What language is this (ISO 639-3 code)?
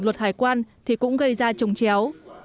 vie